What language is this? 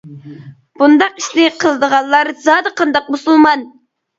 Uyghur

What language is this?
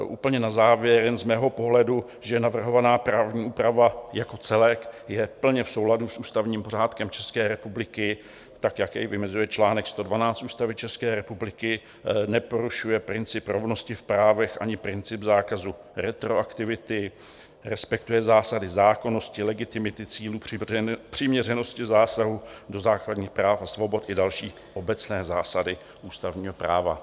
Czech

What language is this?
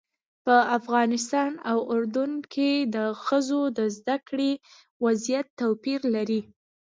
Pashto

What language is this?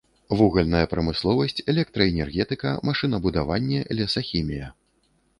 Belarusian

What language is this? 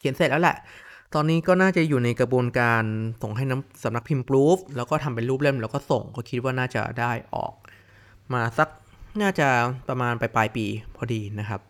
Thai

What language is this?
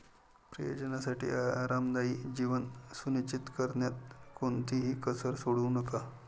Marathi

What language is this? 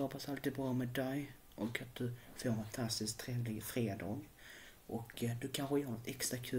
Swedish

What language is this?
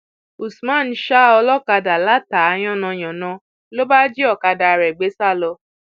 Yoruba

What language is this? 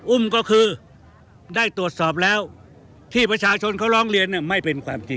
Thai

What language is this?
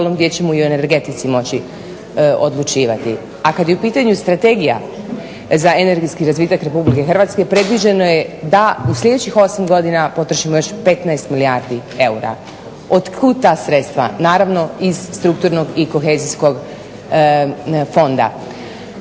Croatian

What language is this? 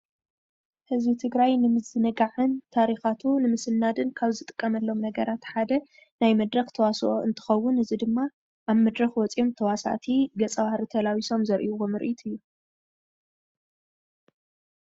Tigrinya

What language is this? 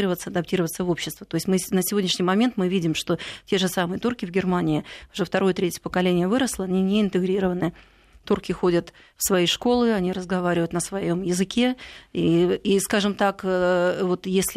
Russian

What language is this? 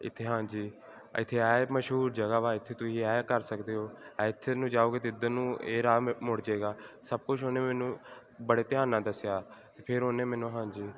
Punjabi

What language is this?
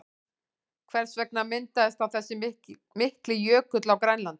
Icelandic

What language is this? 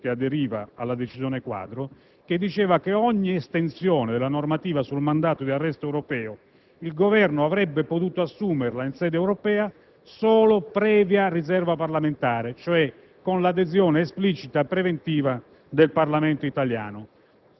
Italian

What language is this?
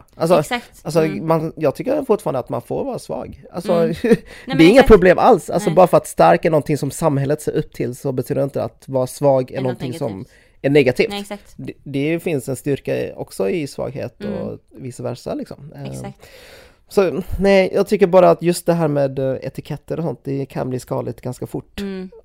Swedish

